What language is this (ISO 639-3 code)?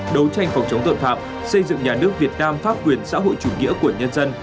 vie